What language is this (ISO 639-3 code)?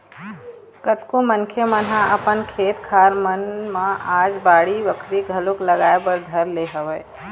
hne